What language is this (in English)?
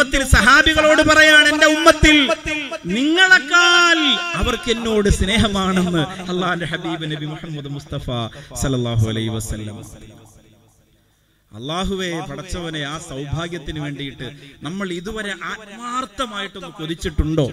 Malayalam